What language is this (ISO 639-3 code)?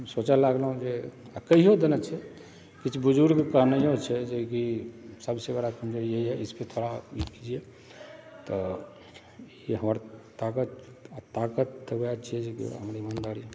mai